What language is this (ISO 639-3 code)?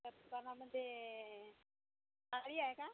mar